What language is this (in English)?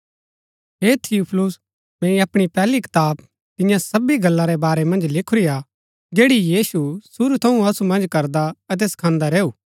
Gaddi